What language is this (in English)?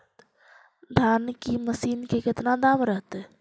Magahi